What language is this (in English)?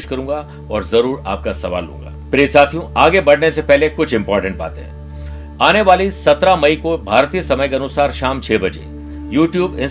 Hindi